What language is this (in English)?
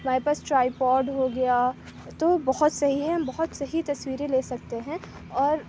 Urdu